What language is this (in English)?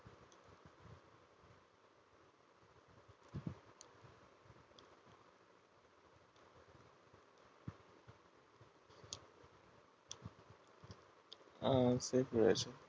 Bangla